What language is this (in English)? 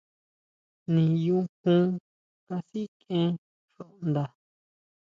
Huautla Mazatec